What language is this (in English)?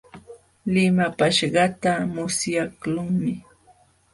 Jauja Wanca Quechua